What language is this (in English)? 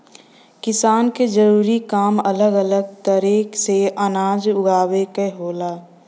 Bhojpuri